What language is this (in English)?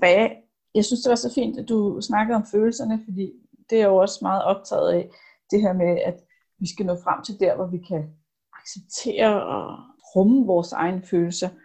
Danish